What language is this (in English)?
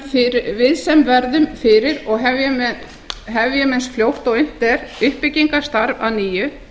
Icelandic